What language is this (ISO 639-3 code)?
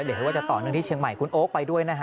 tha